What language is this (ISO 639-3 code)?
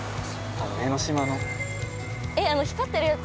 jpn